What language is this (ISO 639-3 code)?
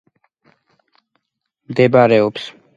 kat